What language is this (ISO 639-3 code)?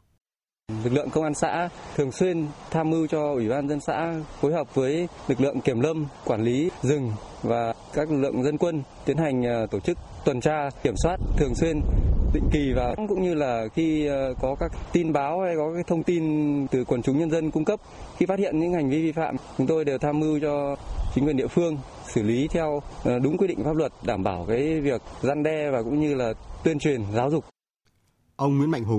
vie